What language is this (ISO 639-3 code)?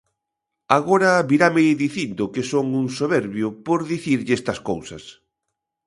glg